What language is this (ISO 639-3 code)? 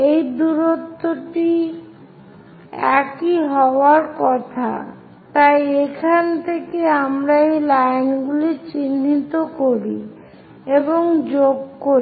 ben